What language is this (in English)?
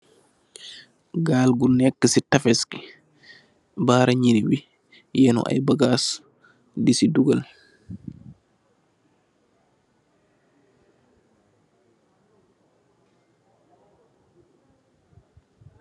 Wolof